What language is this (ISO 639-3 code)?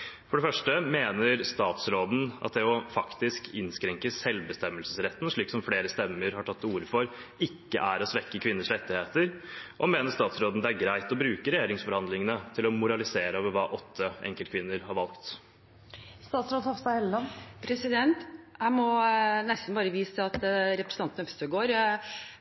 nob